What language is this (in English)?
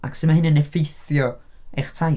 Welsh